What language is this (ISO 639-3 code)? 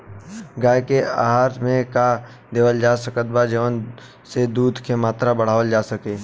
bho